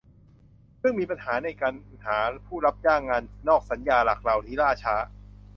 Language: Thai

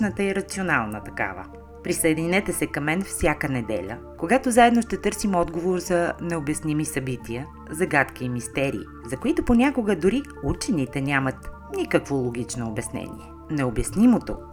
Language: Bulgarian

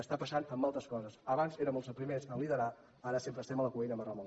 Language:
Catalan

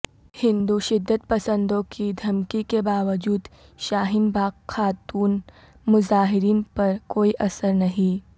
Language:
Urdu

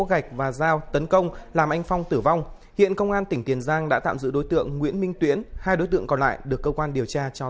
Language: Vietnamese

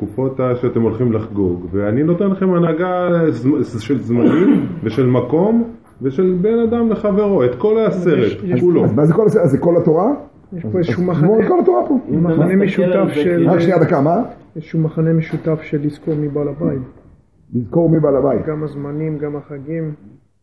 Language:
Hebrew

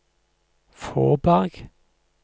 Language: Norwegian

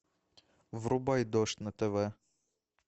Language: Russian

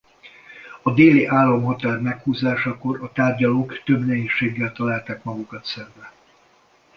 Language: Hungarian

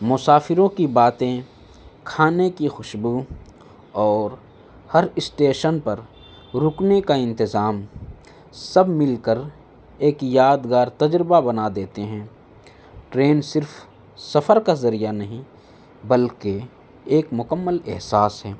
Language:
Urdu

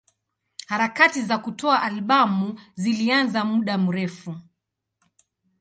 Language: Swahili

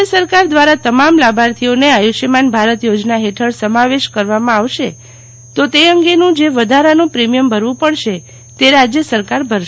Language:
Gujarati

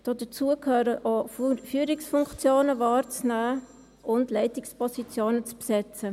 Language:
Swiss German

